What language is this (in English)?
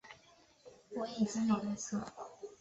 Chinese